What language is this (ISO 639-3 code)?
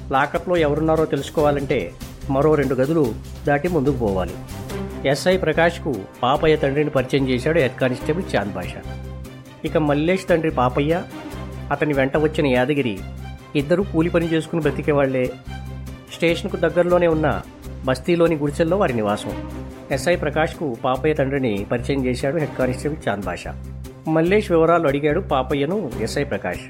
tel